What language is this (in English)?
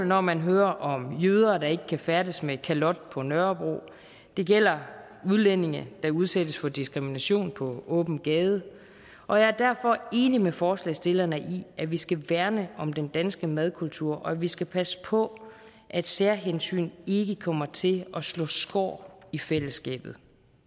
Danish